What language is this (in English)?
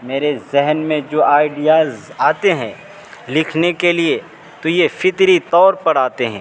Urdu